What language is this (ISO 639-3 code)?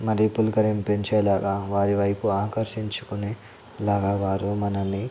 tel